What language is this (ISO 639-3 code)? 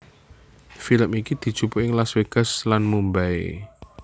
jav